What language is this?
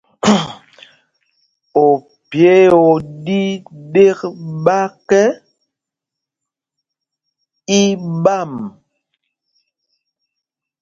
Mpumpong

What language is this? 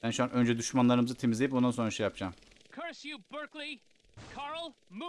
Turkish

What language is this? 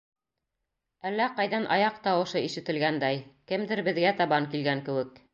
Bashkir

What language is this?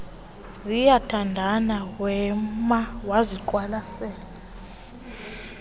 Xhosa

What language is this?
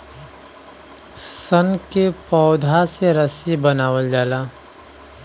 Bhojpuri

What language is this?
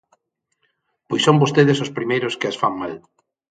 Galician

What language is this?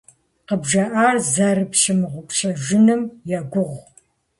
Kabardian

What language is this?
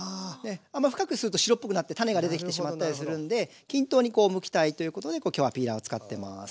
Japanese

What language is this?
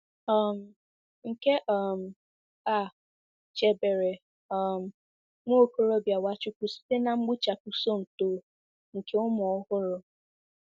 Igbo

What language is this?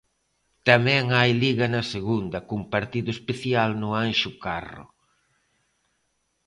Galician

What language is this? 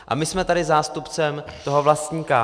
Czech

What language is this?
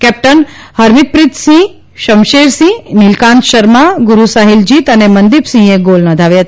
Gujarati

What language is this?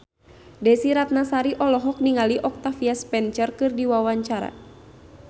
Sundanese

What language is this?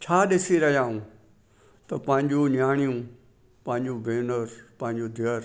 Sindhi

